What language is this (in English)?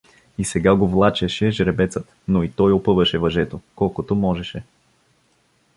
Bulgarian